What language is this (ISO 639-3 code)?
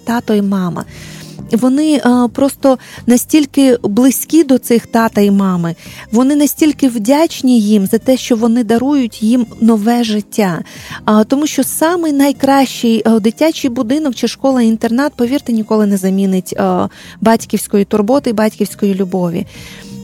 ukr